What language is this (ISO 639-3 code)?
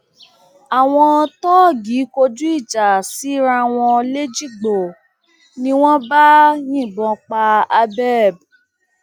yor